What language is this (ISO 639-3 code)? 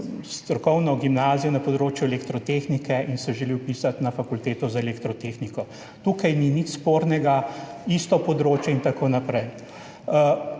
slv